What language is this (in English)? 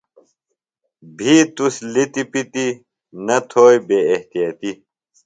Phalura